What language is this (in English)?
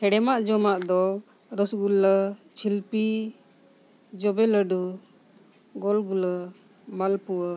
Santali